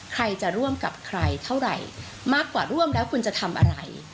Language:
Thai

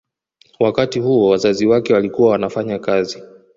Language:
Swahili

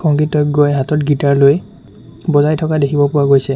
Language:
Assamese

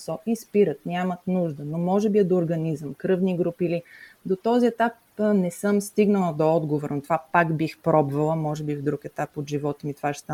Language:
Bulgarian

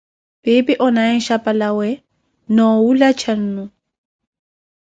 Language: Koti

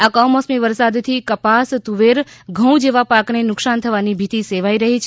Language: Gujarati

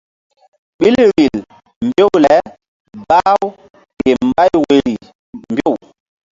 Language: Mbum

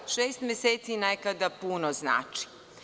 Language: Serbian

